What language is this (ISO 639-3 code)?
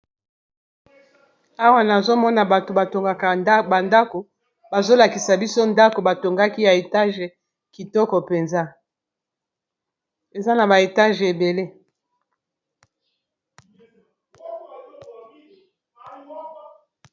lin